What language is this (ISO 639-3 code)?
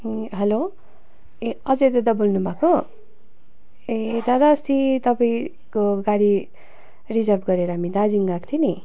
nep